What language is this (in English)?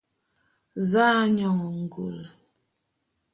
Bulu